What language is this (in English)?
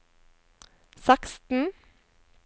Norwegian